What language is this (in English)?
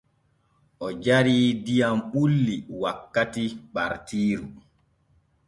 Borgu Fulfulde